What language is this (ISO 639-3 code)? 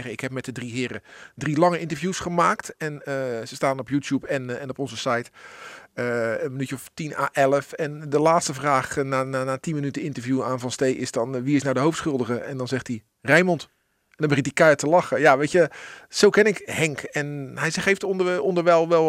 nld